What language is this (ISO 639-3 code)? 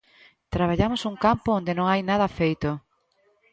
glg